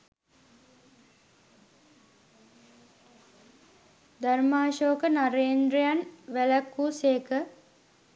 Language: Sinhala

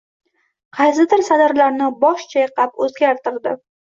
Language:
Uzbek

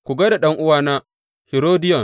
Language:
Hausa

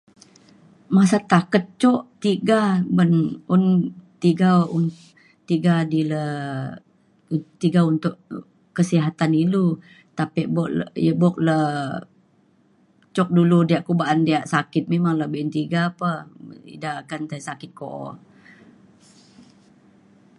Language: Mainstream Kenyah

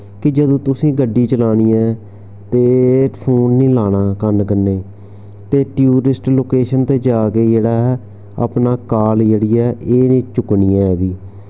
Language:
Dogri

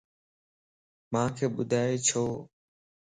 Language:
Lasi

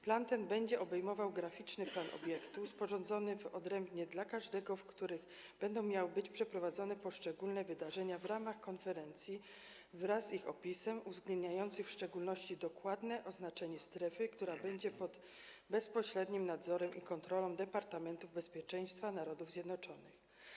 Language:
Polish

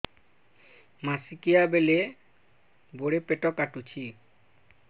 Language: Odia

